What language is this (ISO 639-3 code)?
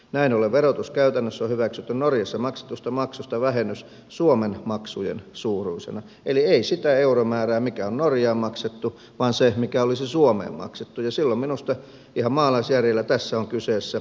fin